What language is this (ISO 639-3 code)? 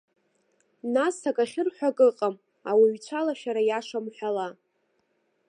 abk